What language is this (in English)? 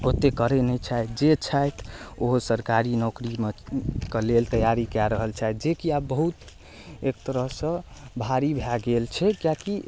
Maithili